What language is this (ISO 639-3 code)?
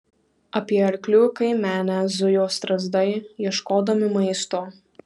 lit